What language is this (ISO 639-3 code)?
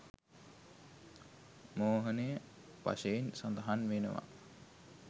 sin